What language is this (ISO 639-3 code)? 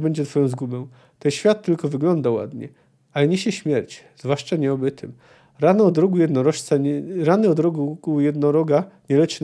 pol